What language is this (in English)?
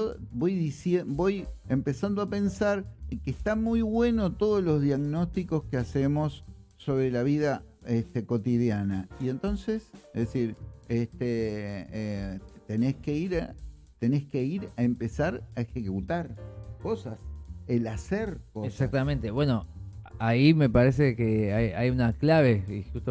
Spanish